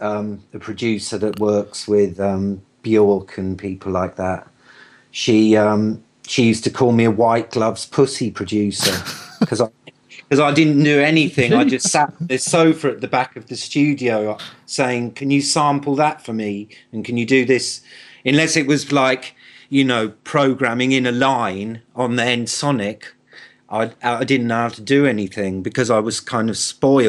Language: English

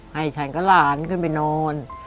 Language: Thai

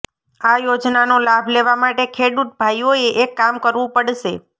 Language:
Gujarati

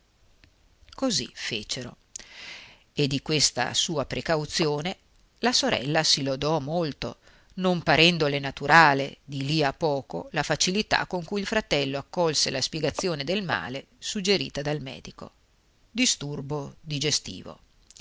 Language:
Italian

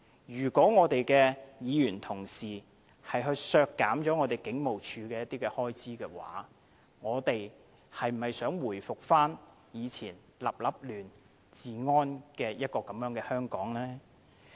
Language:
Cantonese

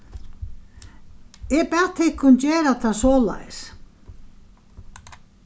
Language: Faroese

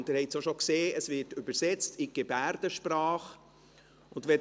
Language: Swiss German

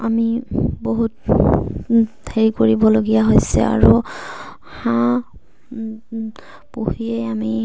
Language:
Assamese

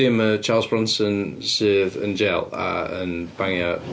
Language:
Welsh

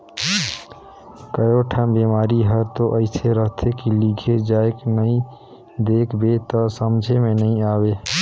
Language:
Chhattisgarhi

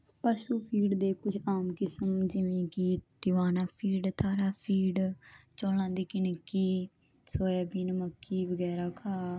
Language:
Punjabi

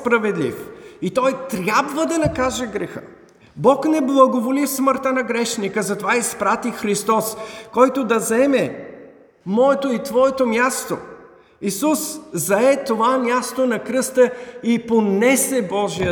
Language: Bulgarian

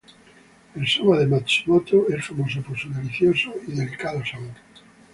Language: Spanish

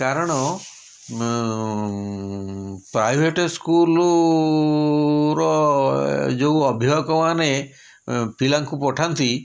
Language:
Odia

